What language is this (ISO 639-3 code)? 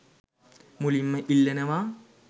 sin